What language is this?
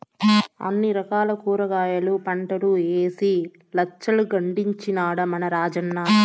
Telugu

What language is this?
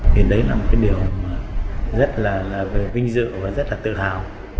Vietnamese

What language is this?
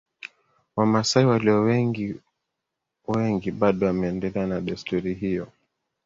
Swahili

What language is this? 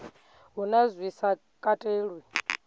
Venda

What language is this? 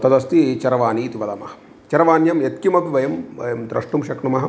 Sanskrit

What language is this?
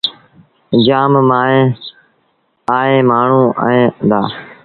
Sindhi Bhil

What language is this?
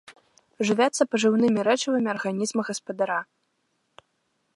Belarusian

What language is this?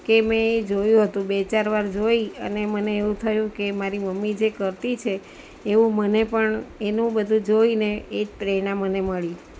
Gujarati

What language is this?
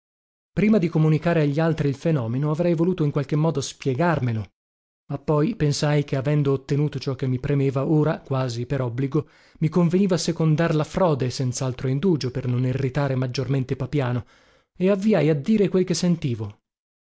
Italian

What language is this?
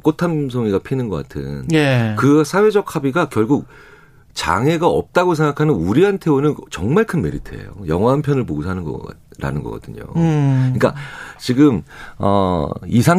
Korean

